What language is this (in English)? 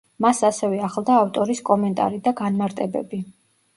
Georgian